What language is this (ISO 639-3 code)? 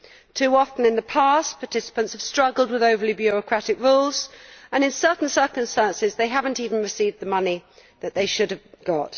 eng